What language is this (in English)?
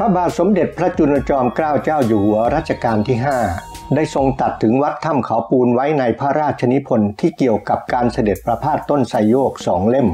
Thai